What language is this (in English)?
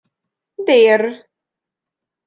Hungarian